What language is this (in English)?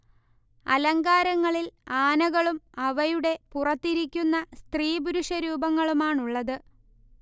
Malayalam